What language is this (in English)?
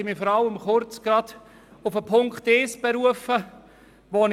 Swiss German